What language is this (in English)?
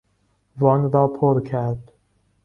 Persian